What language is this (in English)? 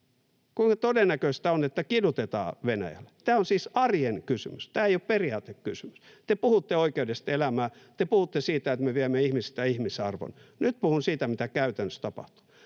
Finnish